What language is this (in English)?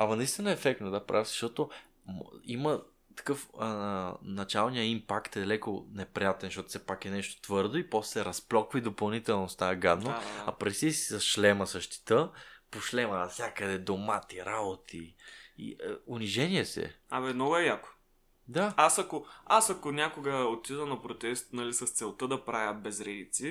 Bulgarian